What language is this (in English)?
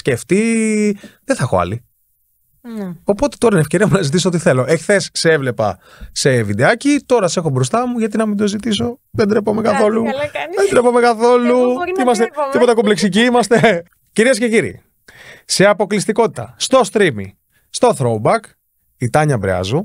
Greek